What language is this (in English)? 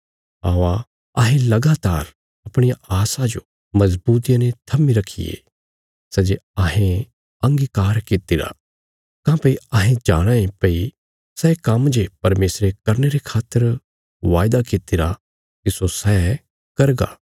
Bilaspuri